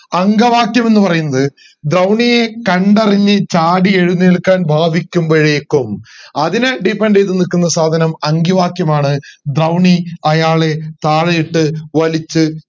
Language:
Malayalam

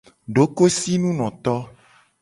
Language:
Gen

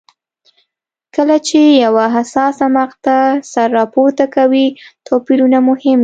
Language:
Pashto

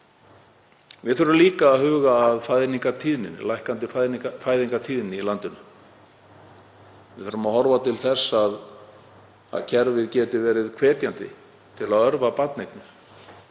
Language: Icelandic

